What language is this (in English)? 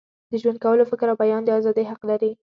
Pashto